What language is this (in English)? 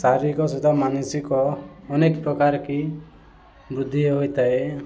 Odia